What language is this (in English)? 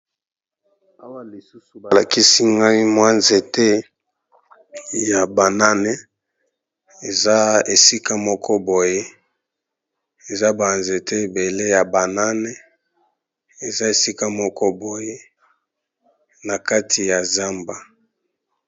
Lingala